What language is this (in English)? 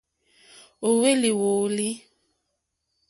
Mokpwe